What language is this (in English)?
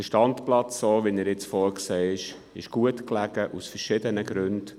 Swiss German